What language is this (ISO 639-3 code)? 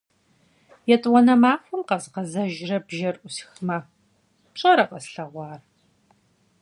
kbd